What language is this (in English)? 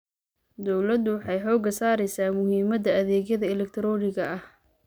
Somali